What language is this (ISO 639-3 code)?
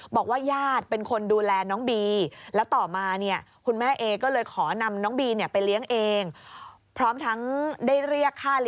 tha